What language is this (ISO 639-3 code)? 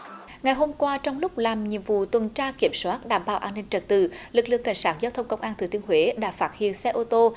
vie